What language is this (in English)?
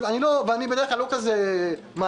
Hebrew